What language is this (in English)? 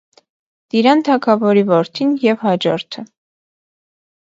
Armenian